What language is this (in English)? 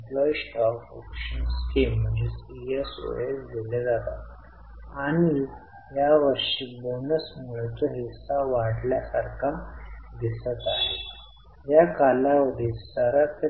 Marathi